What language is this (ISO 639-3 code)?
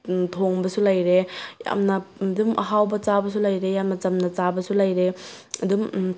mni